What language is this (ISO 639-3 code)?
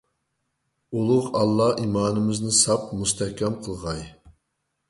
uig